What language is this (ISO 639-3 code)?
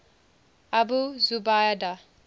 eng